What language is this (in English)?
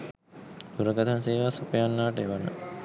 Sinhala